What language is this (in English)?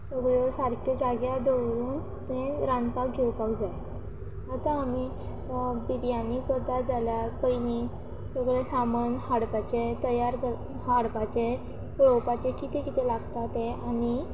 Konkani